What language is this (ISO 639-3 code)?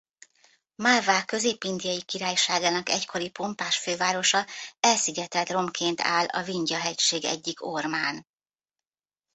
hun